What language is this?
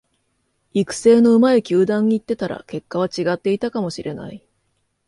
Japanese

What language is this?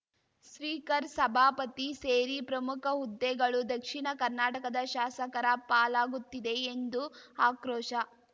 Kannada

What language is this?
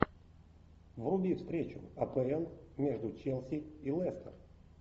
Russian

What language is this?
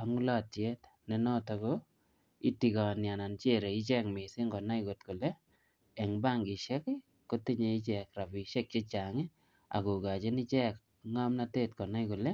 Kalenjin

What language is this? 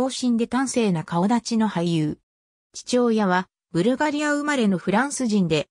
Japanese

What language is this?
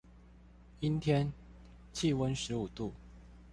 Chinese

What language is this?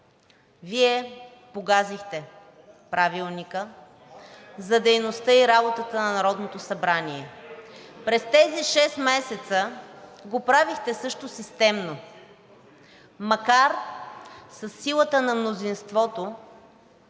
Bulgarian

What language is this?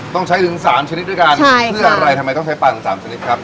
Thai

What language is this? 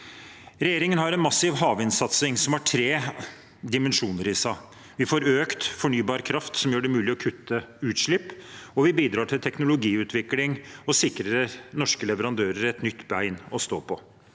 Norwegian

